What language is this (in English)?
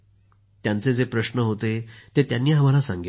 Marathi